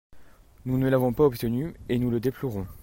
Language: French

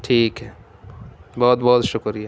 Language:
Urdu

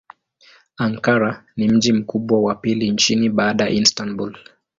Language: Swahili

